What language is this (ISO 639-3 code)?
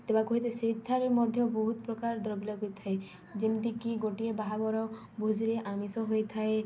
ori